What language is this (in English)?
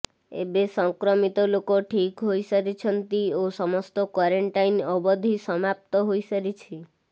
Odia